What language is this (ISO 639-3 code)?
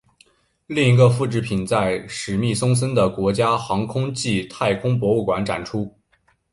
zho